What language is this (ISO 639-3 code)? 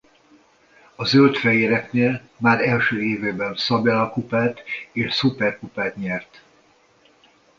hun